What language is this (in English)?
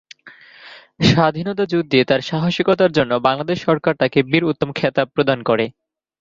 Bangla